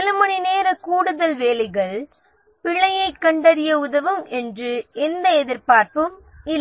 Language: Tamil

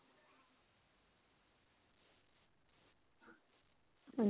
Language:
Punjabi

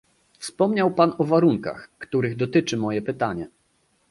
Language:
Polish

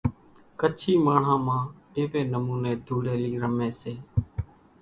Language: Kachi Koli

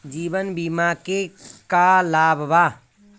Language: Bhojpuri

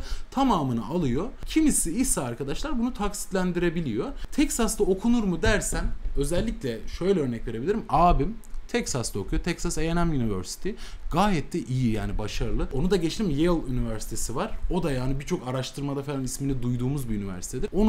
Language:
Turkish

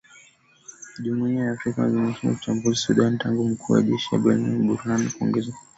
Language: Swahili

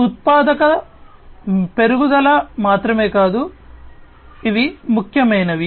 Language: Telugu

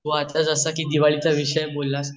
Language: Marathi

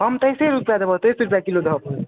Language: Maithili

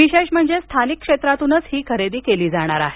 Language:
Marathi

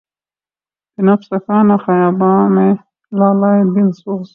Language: Urdu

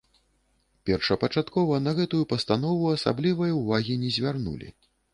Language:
Belarusian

